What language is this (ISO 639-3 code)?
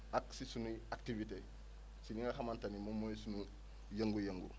wol